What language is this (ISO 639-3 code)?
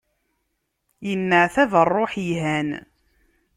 kab